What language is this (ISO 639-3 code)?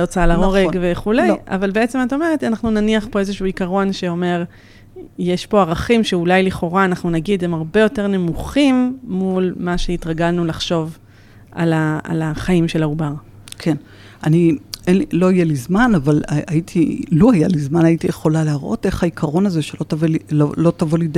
heb